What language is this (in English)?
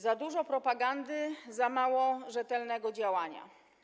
Polish